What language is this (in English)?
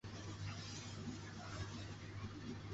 Chinese